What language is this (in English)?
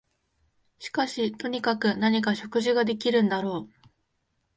Japanese